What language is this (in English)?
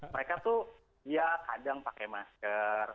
Indonesian